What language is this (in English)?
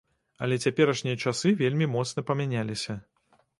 Belarusian